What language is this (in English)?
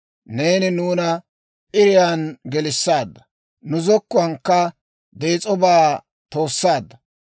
Dawro